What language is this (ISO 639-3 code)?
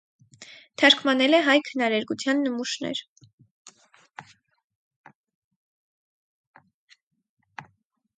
hye